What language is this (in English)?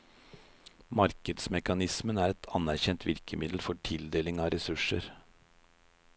Norwegian